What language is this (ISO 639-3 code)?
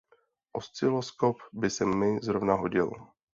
ces